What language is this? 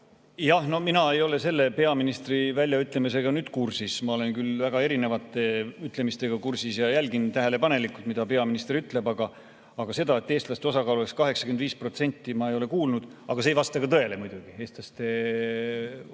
Estonian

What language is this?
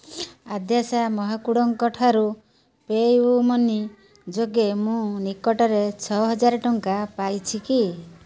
Odia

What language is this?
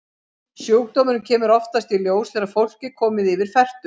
Icelandic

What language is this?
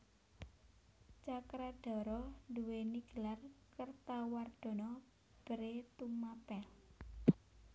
Javanese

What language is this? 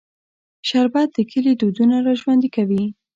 Pashto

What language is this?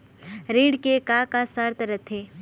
Chhattisgarhi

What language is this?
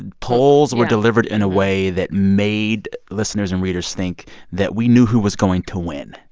English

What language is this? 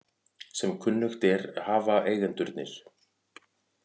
Icelandic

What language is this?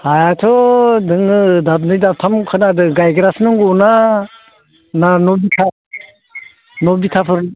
Bodo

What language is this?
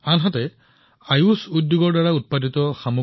Assamese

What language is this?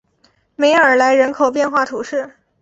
Chinese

